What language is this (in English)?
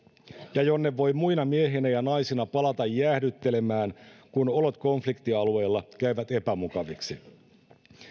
Finnish